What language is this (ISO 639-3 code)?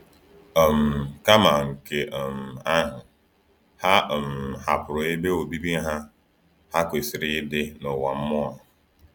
ibo